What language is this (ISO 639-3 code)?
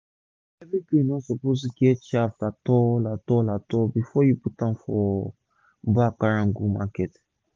pcm